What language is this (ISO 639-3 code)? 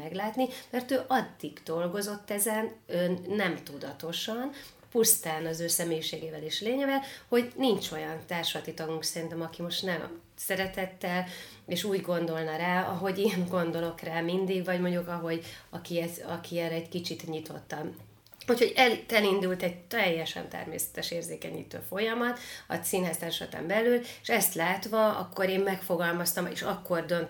hun